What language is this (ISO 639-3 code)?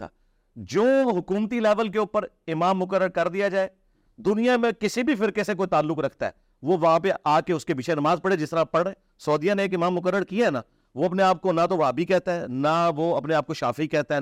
urd